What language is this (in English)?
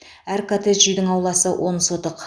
Kazakh